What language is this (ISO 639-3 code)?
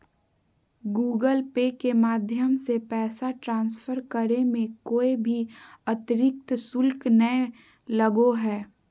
mag